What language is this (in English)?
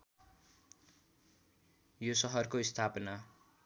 Nepali